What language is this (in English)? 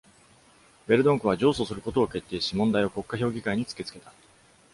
Japanese